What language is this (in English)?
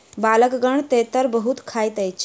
Maithili